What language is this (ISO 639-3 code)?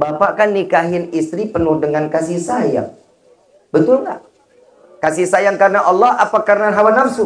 ind